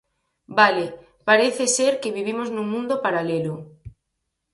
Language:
Galician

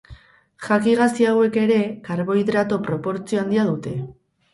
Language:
Basque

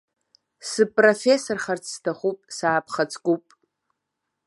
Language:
Abkhazian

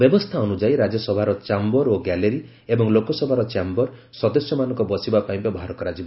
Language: Odia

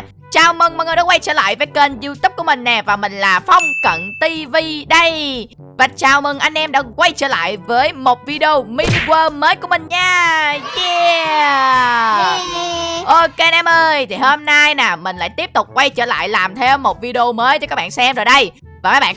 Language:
Vietnamese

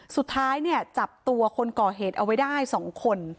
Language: Thai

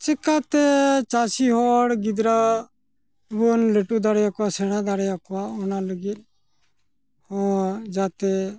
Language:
Santali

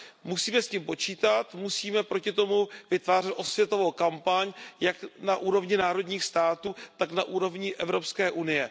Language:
Czech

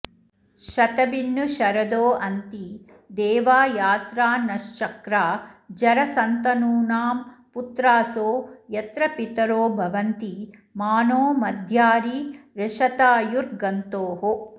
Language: Sanskrit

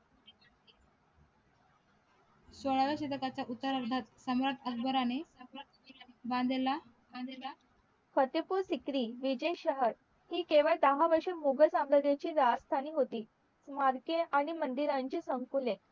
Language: Marathi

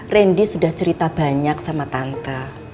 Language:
Indonesian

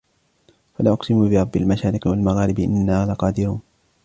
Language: Arabic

